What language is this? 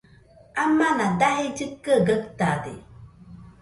Nüpode Huitoto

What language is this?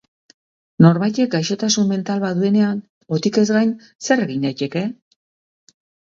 Basque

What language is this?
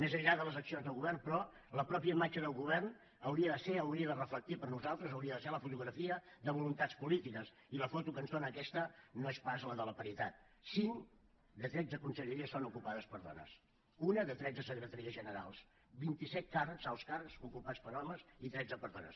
Catalan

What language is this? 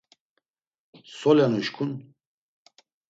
Laz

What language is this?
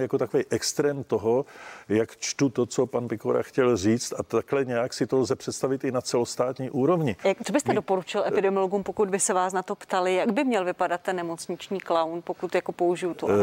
Czech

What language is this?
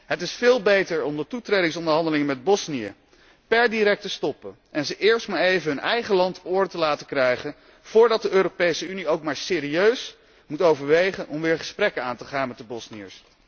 Dutch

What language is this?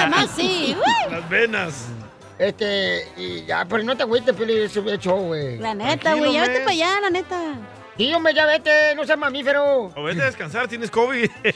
Spanish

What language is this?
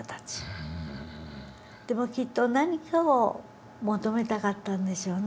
Japanese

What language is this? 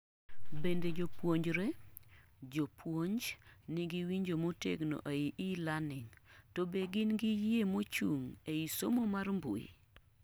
Luo (Kenya and Tanzania)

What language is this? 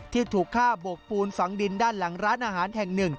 Thai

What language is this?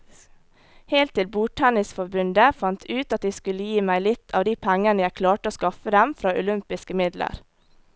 Norwegian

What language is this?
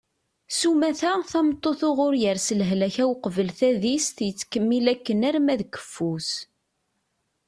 Kabyle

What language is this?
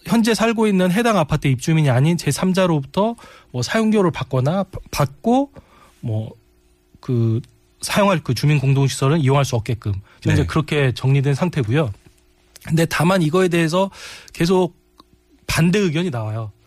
Korean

